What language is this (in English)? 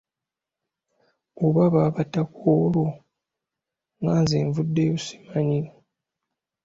Ganda